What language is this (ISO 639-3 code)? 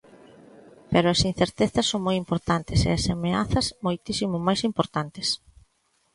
glg